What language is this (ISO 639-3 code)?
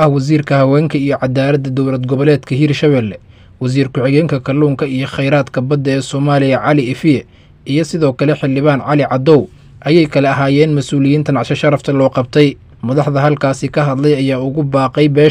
ara